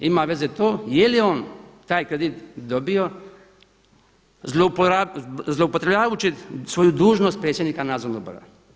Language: Croatian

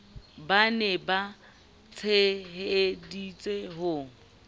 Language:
Southern Sotho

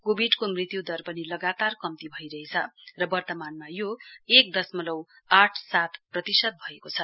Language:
Nepali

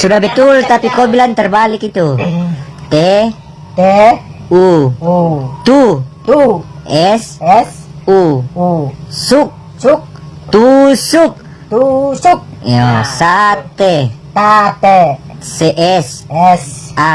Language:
Indonesian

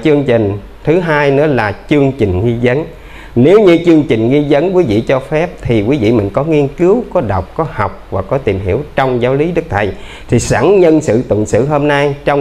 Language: Vietnamese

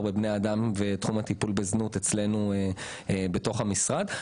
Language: Hebrew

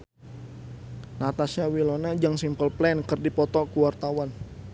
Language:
Sundanese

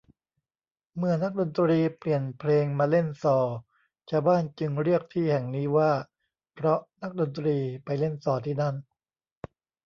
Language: Thai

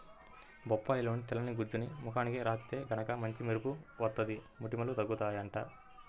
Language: Telugu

